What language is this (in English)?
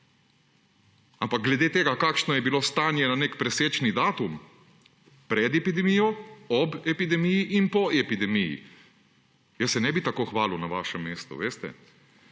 Slovenian